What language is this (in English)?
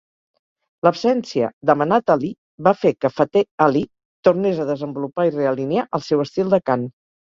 Catalan